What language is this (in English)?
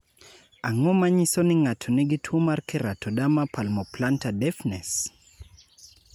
Luo (Kenya and Tanzania)